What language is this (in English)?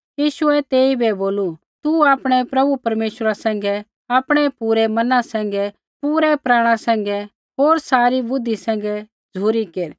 Kullu Pahari